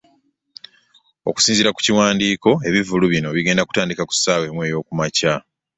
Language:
Ganda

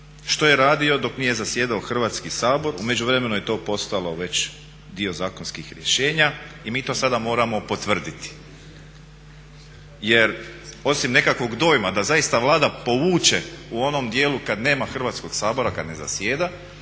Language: Croatian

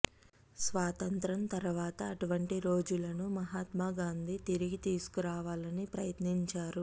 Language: Telugu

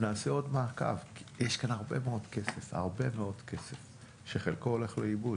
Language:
Hebrew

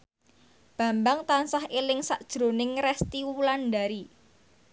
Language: Javanese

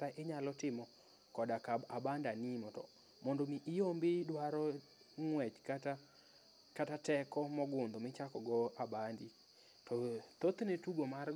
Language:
Luo (Kenya and Tanzania)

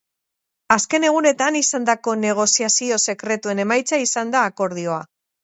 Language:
Basque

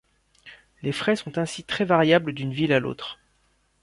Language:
French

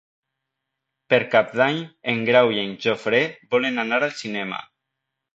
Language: Catalan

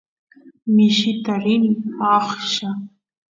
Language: Santiago del Estero Quichua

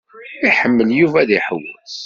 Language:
Kabyle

